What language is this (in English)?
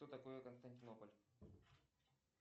Russian